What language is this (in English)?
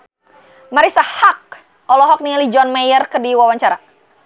Sundanese